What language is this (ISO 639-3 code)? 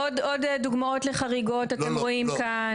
heb